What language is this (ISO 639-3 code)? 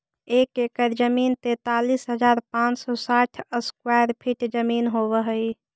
mag